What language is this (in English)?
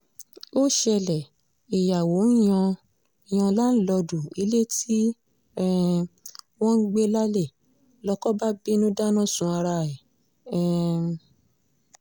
Yoruba